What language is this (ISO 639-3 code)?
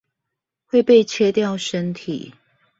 zho